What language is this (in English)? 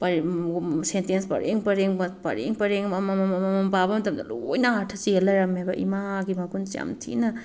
Manipuri